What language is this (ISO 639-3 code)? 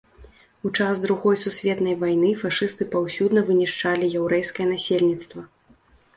bel